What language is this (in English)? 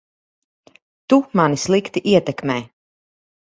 Latvian